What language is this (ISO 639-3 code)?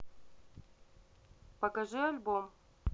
rus